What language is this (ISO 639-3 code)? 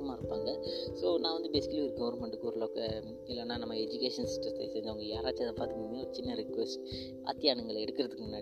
mal